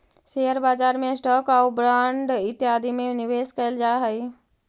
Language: Magahi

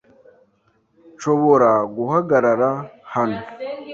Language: Kinyarwanda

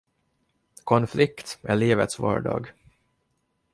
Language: Swedish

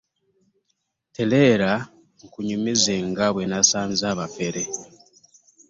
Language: Ganda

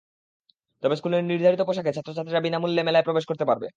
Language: Bangla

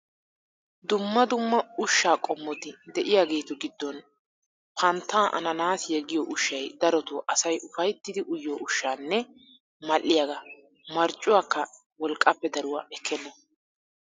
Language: Wolaytta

